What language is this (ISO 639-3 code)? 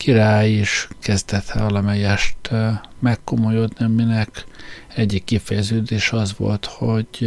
hun